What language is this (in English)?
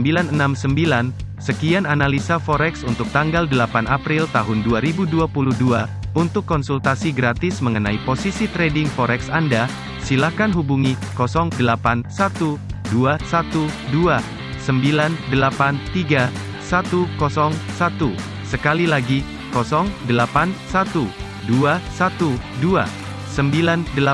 Indonesian